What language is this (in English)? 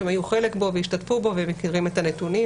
Hebrew